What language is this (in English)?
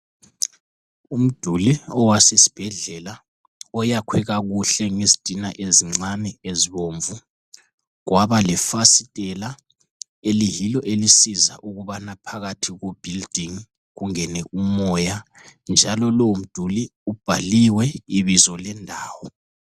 North Ndebele